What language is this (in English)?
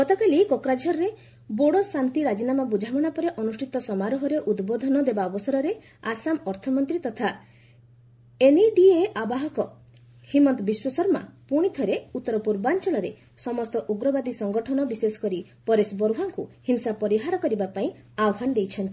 Odia